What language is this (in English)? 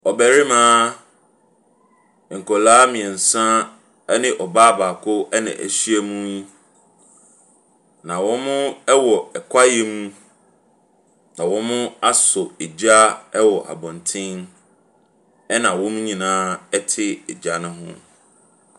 Akan